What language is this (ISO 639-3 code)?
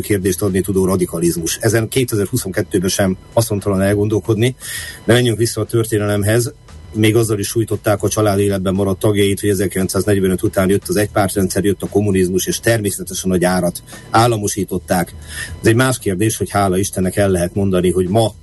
hun